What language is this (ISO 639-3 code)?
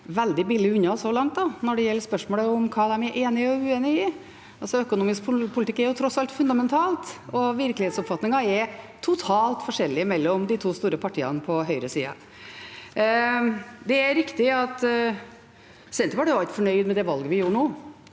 nor